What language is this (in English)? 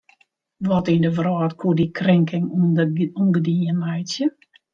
Western Frisian